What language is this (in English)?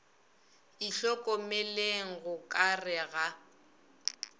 Northern Sotho